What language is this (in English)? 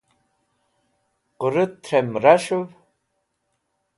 Wakhi